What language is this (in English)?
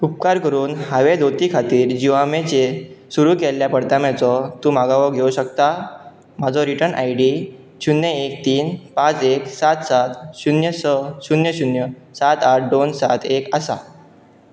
Konkani